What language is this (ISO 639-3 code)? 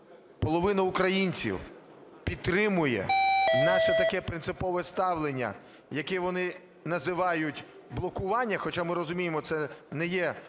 ukr